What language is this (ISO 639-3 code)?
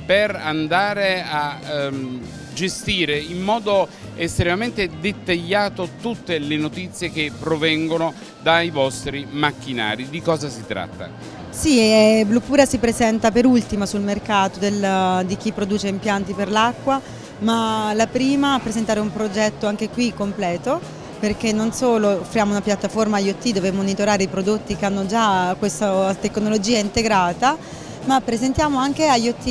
ita